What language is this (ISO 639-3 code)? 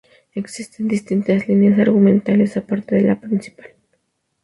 spa